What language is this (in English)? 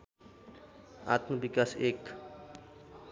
Nepali